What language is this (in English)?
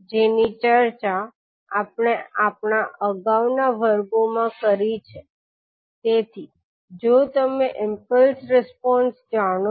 Gujarati